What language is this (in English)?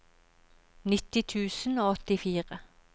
Norwegian